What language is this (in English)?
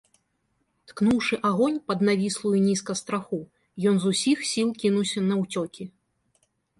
Belarusian